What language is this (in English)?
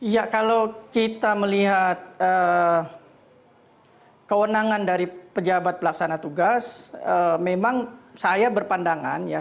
Indonesian